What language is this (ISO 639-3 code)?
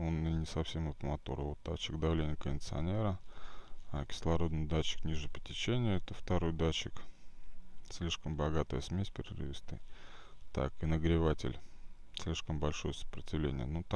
rus